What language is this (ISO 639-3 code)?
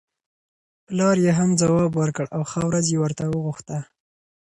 pus